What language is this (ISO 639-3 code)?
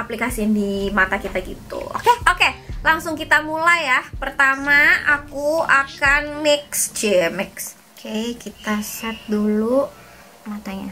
ind